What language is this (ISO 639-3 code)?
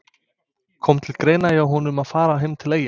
isl